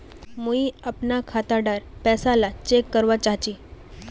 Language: Magahi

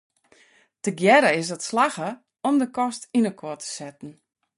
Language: Western Frisian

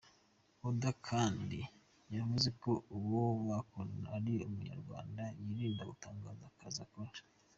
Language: Kinyarwanda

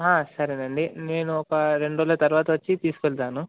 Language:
Telugu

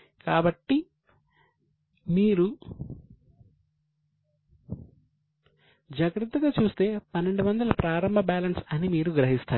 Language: Telugu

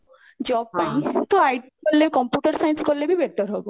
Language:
Odia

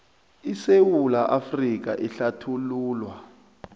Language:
South Ndebele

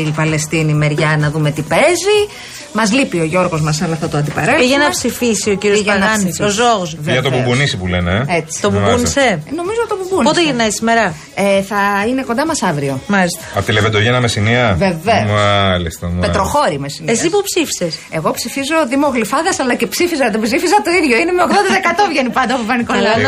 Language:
Greek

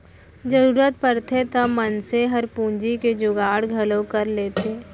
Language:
Chhattisgarhi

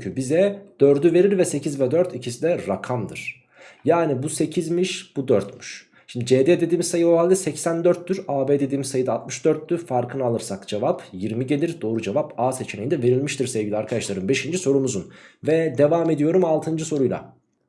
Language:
Turkish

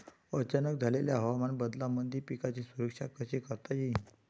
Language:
Marathi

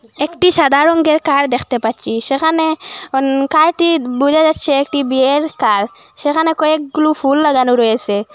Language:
Bangla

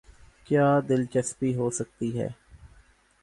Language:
Urdu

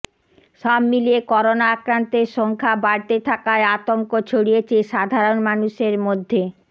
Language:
Bangla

